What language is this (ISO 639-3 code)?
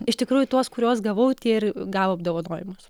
lit